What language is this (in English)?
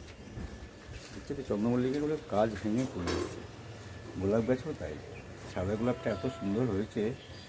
Korean